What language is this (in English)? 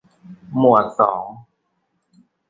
Thai